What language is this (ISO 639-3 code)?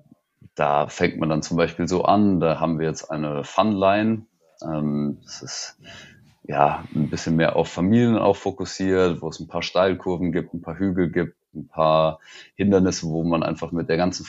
deu